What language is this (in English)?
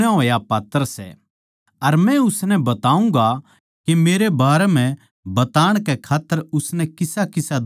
Haryanvi